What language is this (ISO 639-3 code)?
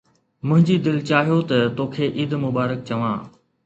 snd